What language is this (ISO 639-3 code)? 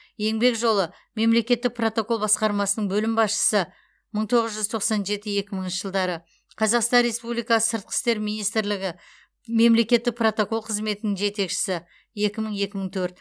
kaz